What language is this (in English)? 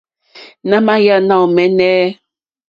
Mokpwe